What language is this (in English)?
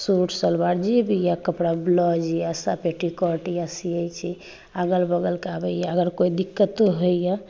Maithili